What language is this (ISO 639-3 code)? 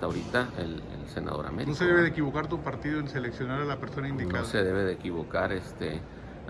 spa